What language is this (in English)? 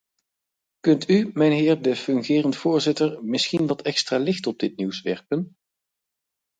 Dutch